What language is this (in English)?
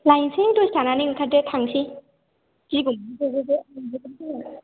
Bodo